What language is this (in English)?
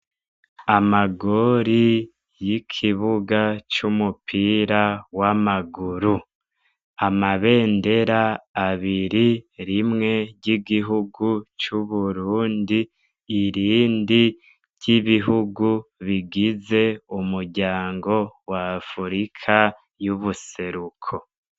Rundi